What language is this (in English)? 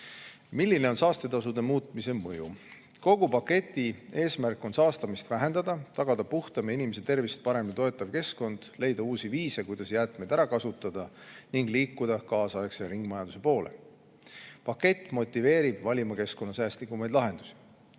Estonian